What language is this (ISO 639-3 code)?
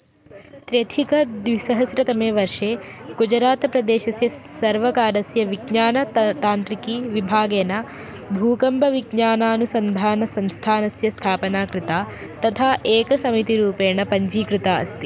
san